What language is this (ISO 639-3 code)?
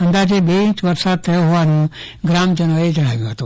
guj